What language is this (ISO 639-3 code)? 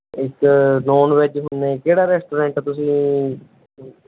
pan